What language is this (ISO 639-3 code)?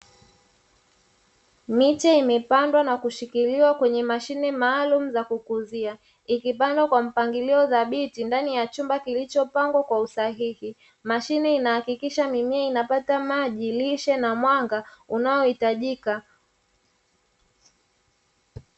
swa